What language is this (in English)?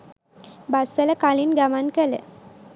Sinhala